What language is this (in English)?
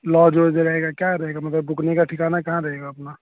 Urdu